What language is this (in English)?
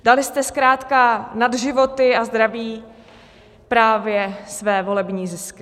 Czech